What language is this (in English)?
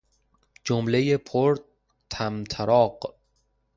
Persian